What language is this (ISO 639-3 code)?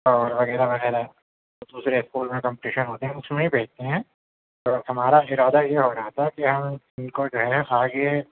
urd